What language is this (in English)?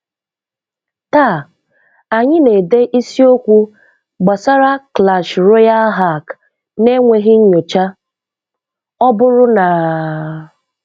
Igbo